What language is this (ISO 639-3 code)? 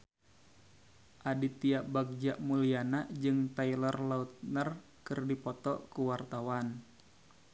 sun